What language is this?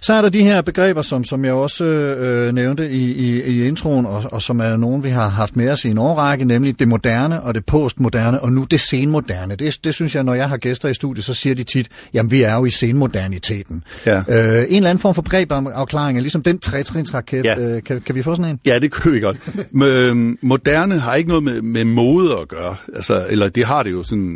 Danish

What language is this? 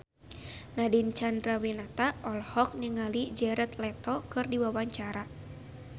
Sundanese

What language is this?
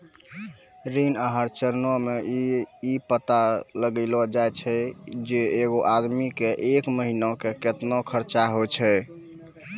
Maithili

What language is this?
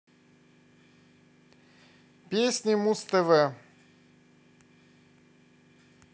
Russian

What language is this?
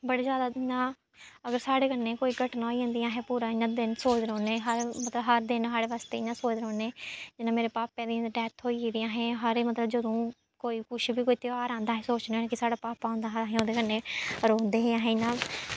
Dogri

